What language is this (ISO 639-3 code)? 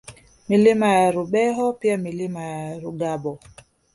swa